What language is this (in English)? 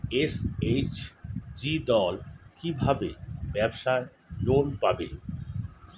Bangla